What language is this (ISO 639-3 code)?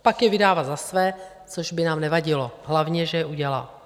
ces